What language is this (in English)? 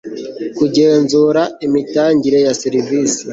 Kinyarwanda